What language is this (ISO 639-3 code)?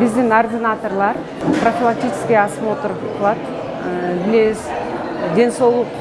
tur